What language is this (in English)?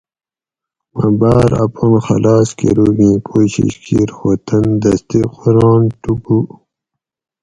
Gawri